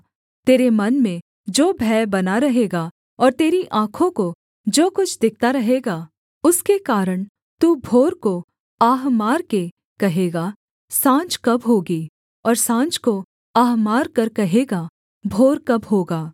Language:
Hindi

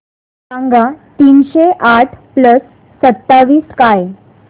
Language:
Marathi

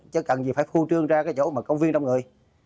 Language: Vietnamese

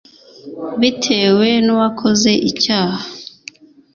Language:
Kinyarwanda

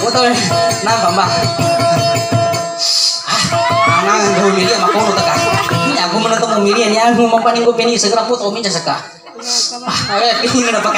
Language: Thai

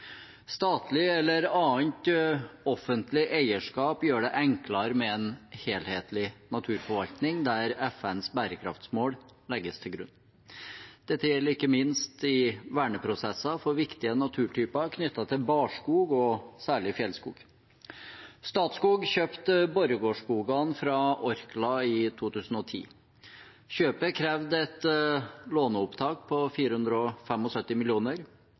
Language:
Norwegian Bokmål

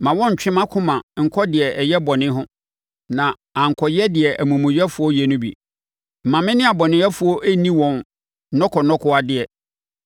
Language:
Akan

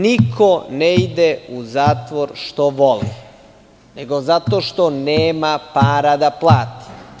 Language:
Serbian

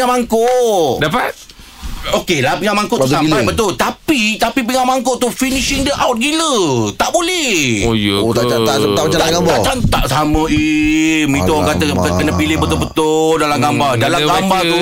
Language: Malay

